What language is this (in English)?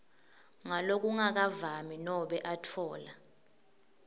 Swati